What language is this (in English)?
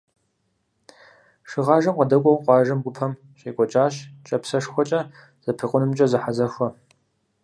Kabardian